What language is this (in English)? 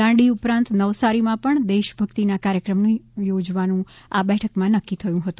Gujarati